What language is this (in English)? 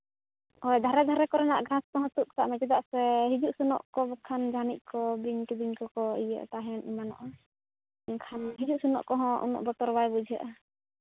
Santali